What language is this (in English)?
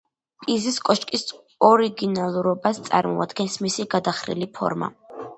Georgian